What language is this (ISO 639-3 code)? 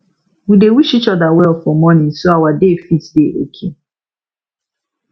pcm